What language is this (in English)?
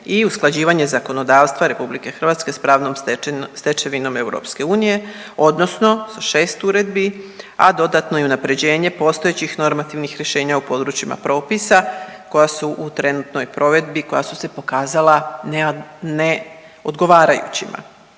Croatian